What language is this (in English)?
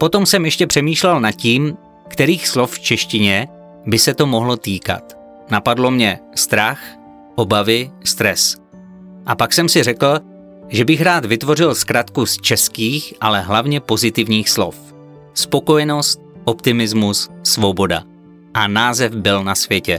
Czech